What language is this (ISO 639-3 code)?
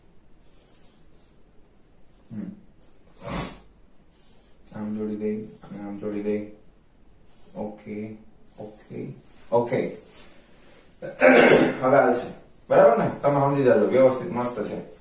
guj